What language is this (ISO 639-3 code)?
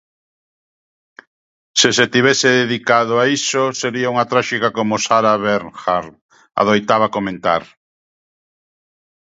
glg